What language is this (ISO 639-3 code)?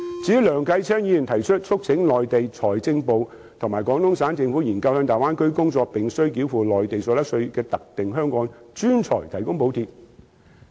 yue